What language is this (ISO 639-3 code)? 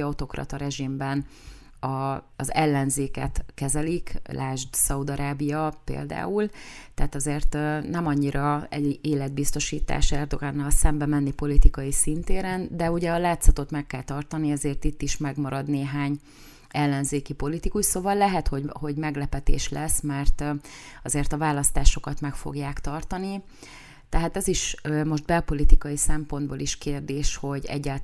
hun